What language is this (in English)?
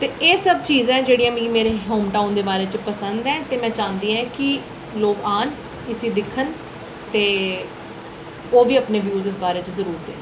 Dogri